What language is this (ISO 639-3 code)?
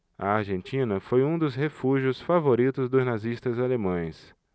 por